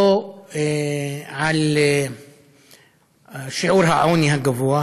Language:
Hebrew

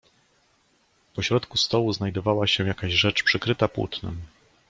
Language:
Polish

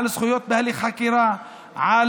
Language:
Hebrew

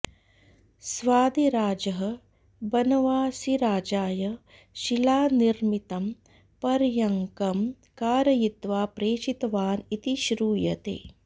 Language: Sanskrit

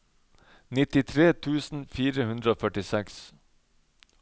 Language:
Norwegian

